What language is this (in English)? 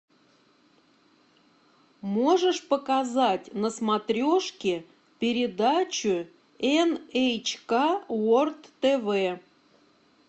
Russian